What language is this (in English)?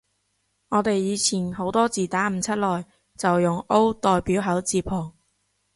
Cantonese